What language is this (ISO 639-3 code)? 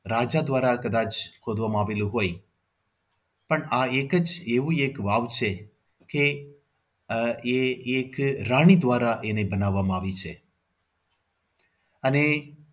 guj